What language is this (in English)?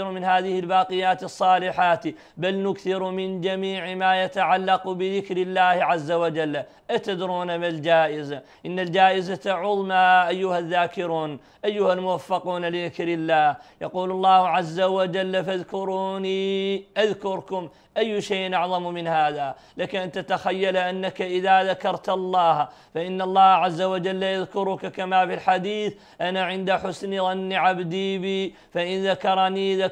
Arabic